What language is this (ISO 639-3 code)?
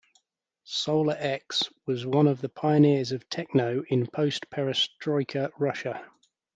eng